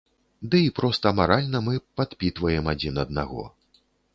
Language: Belarusian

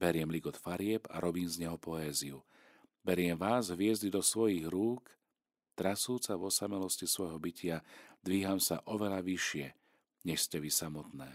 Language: Slovak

